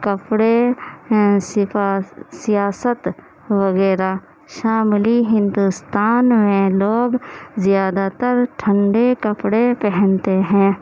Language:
Urdu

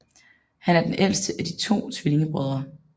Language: Danish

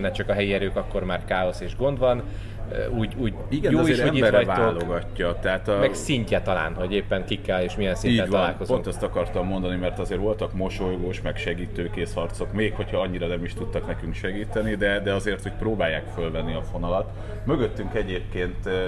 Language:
Hungarian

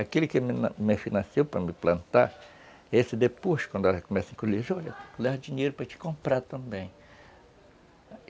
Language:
Portuguese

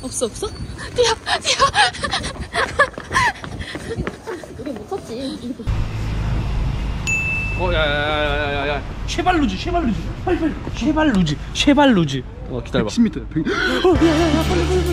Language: Korean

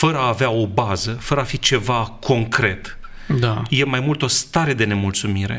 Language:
Romanian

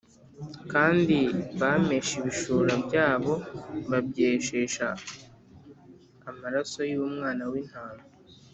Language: Kinyarwanda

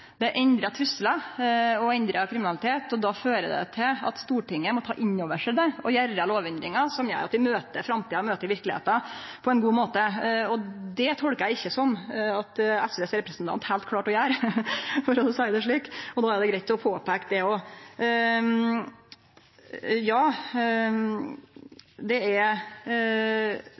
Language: Norwegian Nynorsk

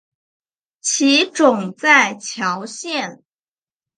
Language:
Chinese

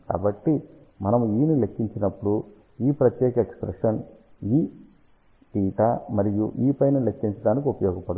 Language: Telugu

